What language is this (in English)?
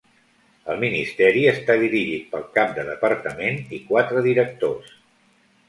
Catalan